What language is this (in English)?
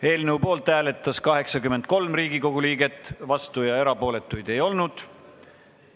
Estonian